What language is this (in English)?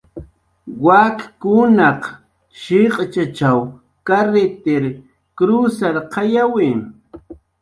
Jaqaru